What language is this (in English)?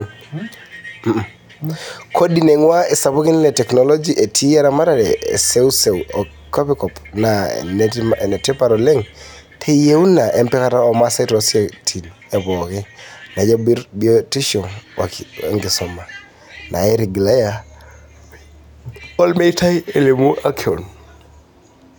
Masai